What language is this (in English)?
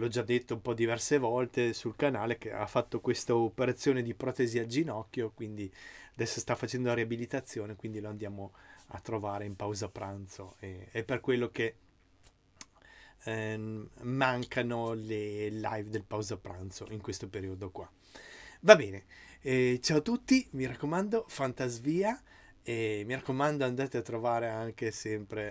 Italian